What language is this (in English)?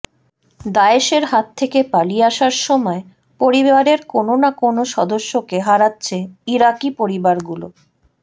Bangla